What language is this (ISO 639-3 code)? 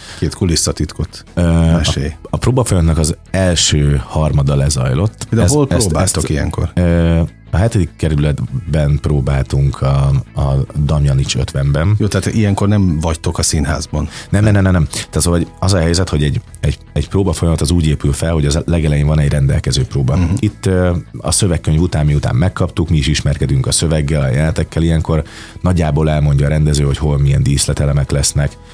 hun